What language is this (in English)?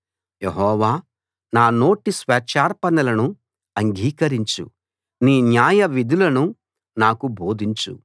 Telugu